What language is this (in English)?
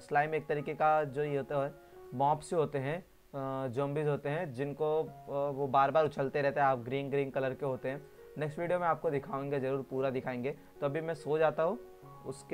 Hindi